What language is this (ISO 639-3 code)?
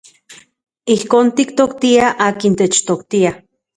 ncx